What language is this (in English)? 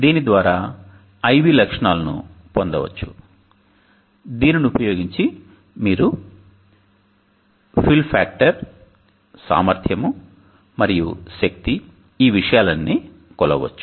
Telugu